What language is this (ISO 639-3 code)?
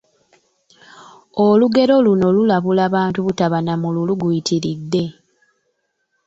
lug